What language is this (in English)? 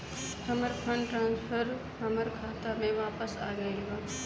Bhojpuri